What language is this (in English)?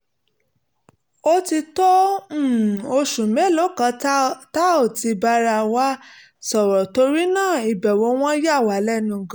Yoruba